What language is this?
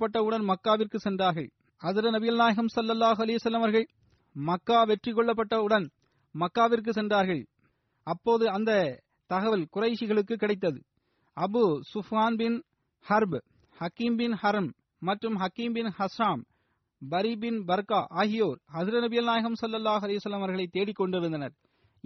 Tamil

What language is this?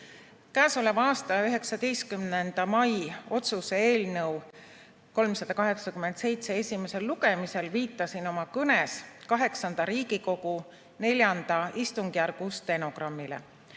Estonian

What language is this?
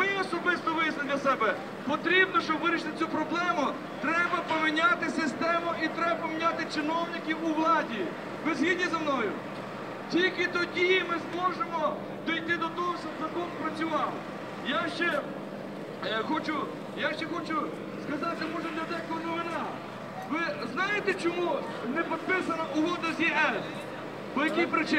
Russian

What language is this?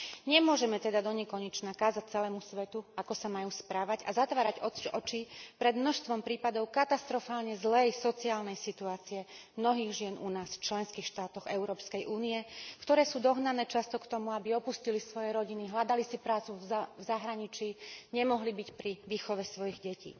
Slovak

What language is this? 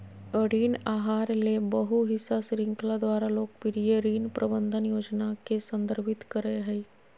Magahi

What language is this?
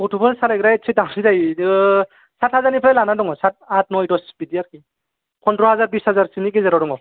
Bodo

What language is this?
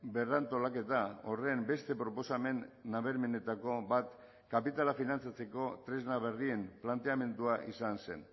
Basque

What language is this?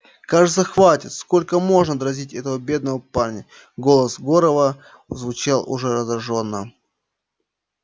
Russian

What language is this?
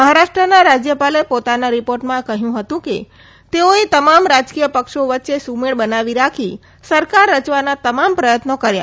Gujarati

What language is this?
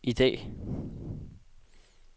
Danish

